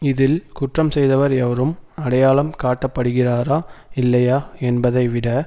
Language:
Tamil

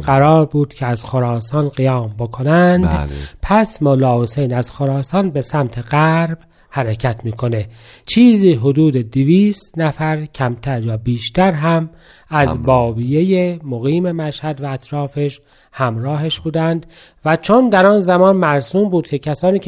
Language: Persian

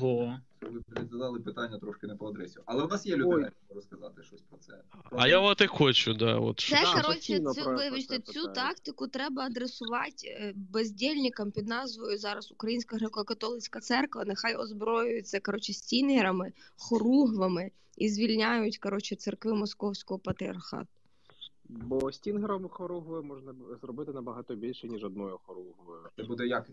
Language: Ukrainian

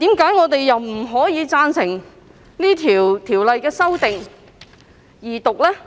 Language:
Cantonese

